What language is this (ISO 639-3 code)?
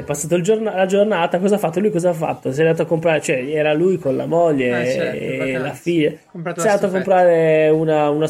ita